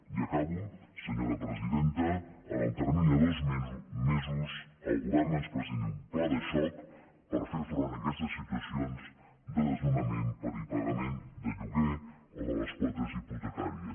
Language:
Catalan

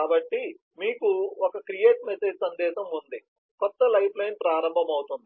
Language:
Telugu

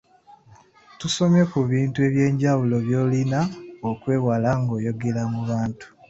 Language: Ganda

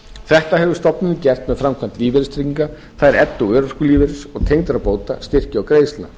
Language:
Icelandic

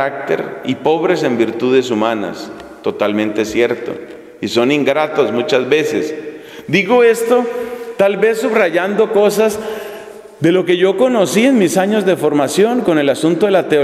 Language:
Spanish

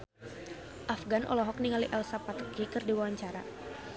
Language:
Sundanese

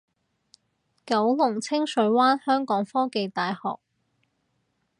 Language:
Cantonese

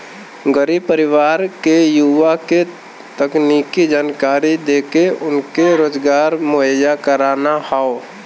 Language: Bhojpuri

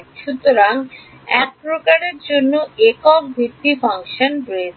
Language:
Bangla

